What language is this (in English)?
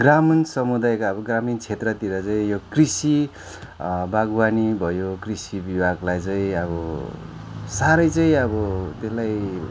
Nepali